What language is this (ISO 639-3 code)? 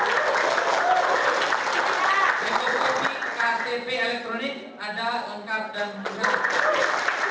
ind